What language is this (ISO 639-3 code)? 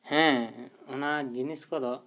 sat